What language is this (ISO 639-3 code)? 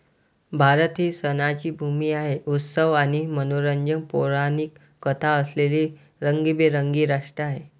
mar